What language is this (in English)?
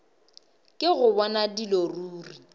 Northern Sotho